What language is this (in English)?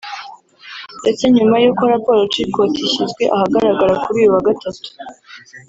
Kinyarwanda